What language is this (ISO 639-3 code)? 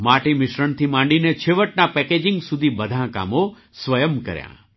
guj